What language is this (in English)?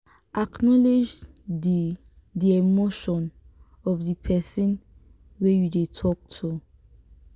Nigerian Pidgin